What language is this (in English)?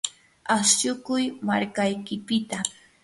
Yanahuanca Pasco Quechua